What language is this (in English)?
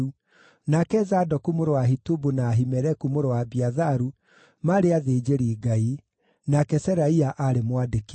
Kikuyu